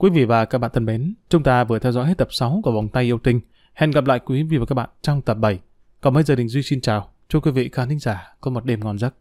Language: Vietnamese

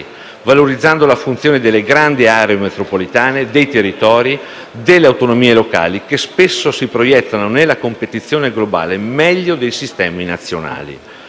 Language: Italian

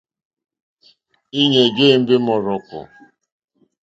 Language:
Mokpwe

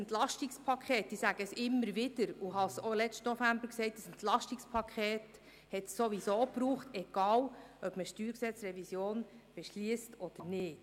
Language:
Swiss German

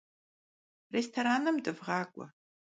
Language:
Kabardian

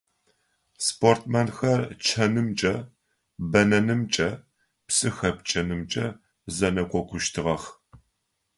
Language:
Adyghe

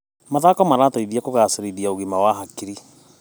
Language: Kikuyu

